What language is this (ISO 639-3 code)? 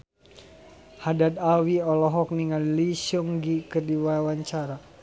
sun